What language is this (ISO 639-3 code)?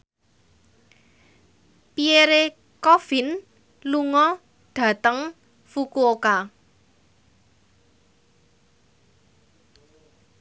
jav